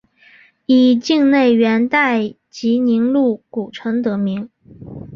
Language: Chinese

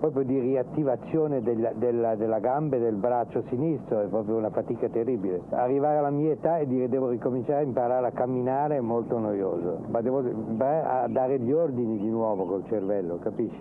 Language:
Italian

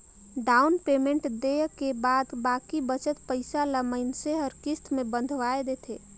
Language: Chhattisgarhi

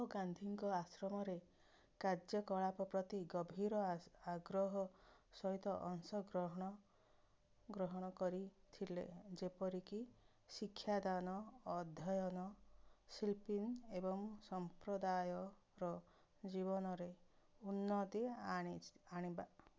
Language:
Odia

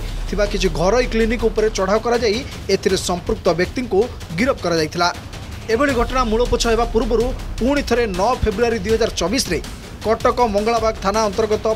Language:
Hindi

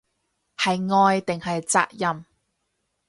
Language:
Cantonese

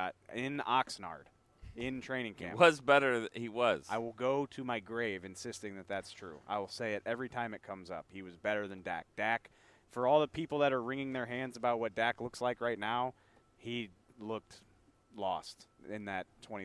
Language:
English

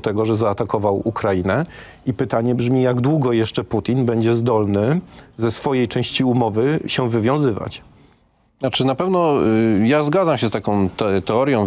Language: Polish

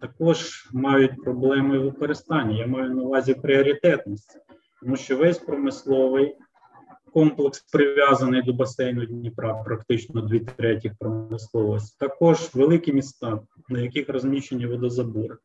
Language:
Ukrainian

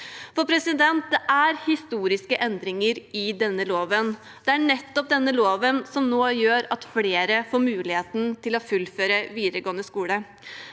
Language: Norwegian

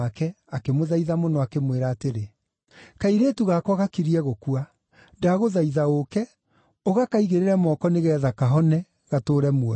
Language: Kikuyu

